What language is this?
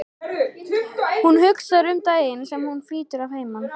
Icelandic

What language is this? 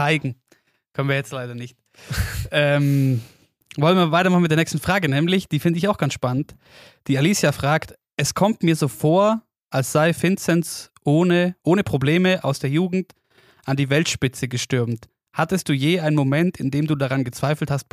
German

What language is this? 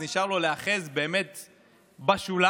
Hebrew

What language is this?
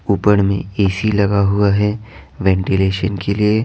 Hindi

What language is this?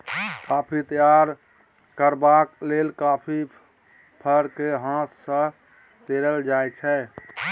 Maithili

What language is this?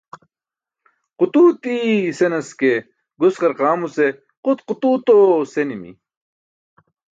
Burushaski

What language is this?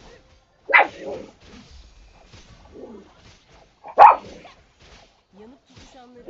Turkish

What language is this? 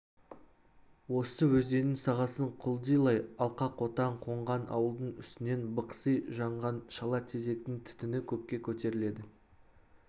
Kazakh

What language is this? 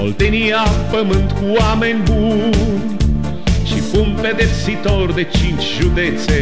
Romanian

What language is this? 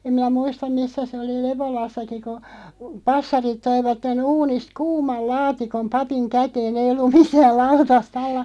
Finnish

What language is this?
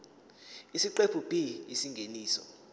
Zulu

